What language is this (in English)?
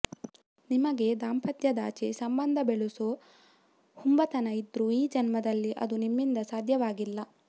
Kannada